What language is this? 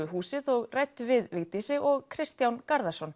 Icelandic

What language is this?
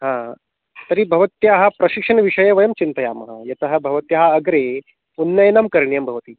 Sanskrit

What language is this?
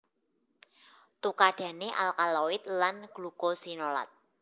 Javanese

